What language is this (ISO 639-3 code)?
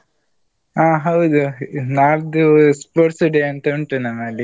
kan